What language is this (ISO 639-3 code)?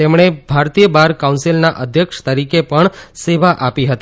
guj